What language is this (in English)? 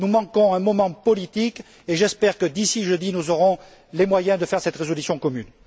French